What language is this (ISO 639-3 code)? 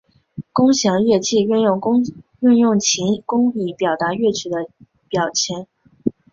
zho